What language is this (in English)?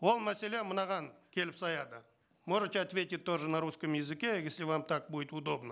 Kazakh